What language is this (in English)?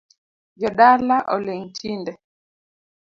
Luo (Kenya and Tanzania)